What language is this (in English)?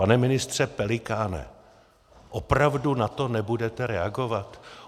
Czech